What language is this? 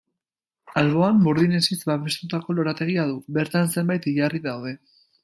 Basque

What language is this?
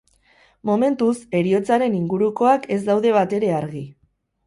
Basque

